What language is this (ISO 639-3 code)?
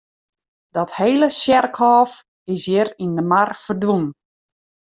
fry